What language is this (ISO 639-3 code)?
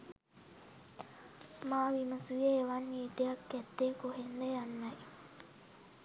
sin